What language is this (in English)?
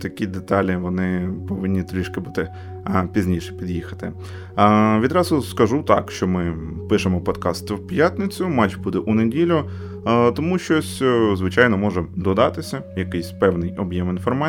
Ukrainian